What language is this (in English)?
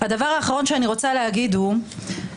Hebrew